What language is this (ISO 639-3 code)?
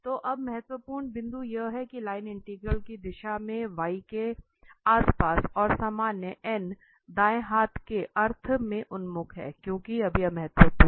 hin